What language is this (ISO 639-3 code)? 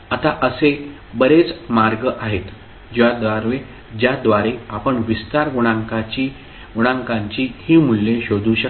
mar